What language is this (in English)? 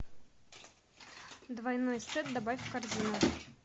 Russian